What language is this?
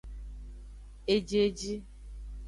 Aja (Benin)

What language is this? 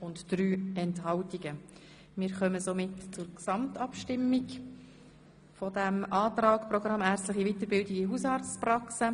Swiss German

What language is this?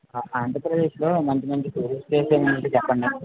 Telugu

